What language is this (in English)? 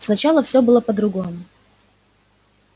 Russian